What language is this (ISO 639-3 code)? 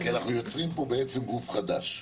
heb